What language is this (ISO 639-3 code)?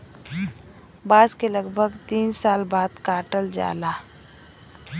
bho